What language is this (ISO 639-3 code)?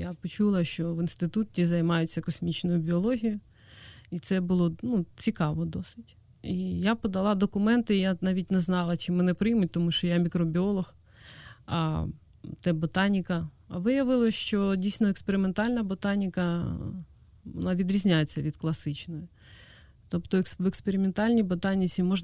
ukr